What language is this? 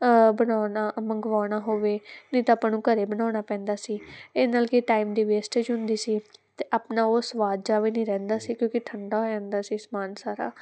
Punjabi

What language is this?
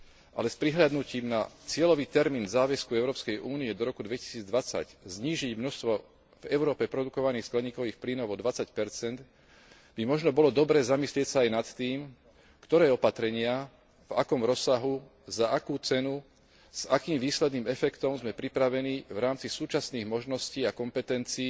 Slovak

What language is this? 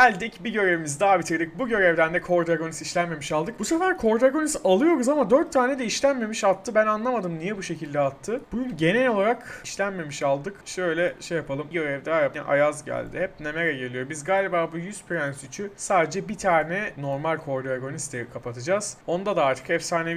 Turkish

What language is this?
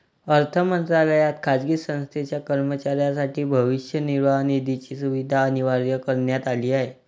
Marathi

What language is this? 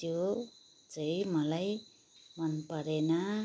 Nepali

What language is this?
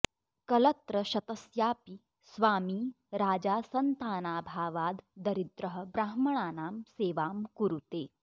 Sanskrit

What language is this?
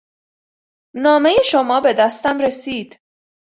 Persian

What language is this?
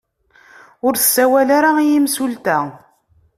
Kabyle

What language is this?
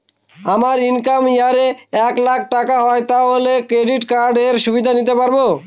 Bangla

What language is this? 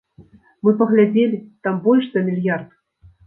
Belarusian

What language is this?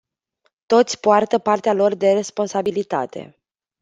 Romanian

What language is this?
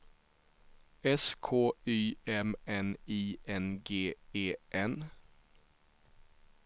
Swedish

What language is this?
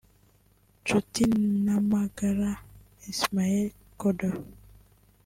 Kinyarwanda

